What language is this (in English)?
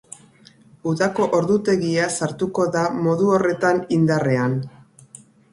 Basque